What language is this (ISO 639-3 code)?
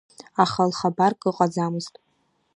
abk